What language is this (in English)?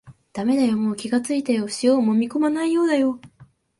Japanese